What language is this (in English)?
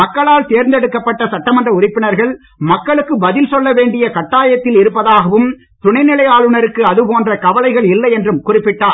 Tamil